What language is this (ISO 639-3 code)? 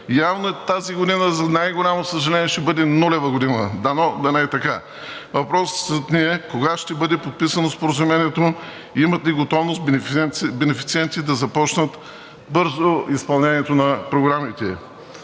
bul